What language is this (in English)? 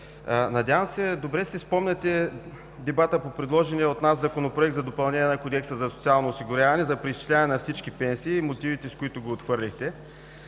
Bulgarian